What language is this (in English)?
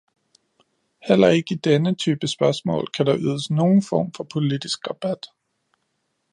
Danish